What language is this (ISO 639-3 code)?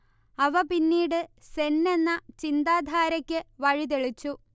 mal